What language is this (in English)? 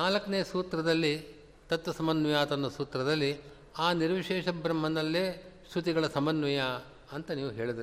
Kannada